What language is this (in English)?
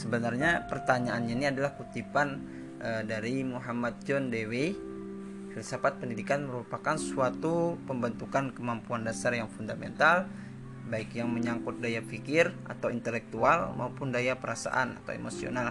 Indonesian